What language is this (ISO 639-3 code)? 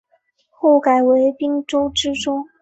zho